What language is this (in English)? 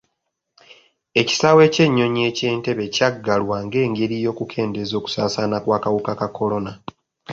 Ganda